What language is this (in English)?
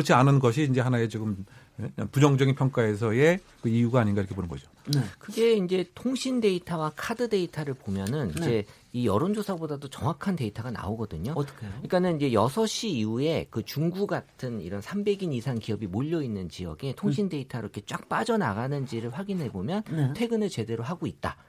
Korean